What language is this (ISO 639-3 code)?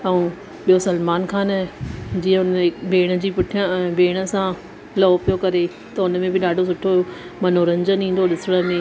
snd